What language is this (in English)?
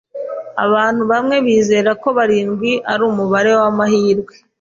Kinyarwanda